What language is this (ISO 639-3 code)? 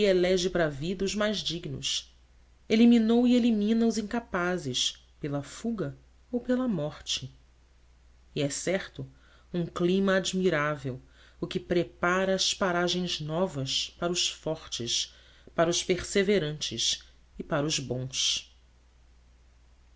por